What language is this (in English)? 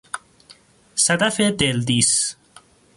Persian